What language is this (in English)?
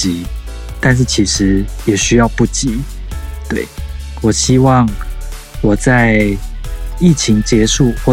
Chinese